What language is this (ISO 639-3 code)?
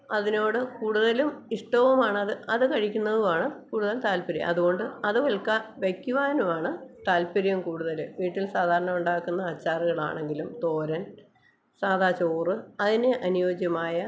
mal